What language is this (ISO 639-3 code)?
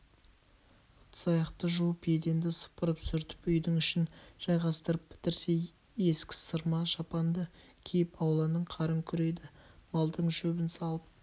kaz